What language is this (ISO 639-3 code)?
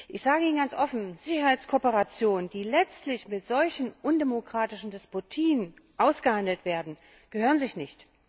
deu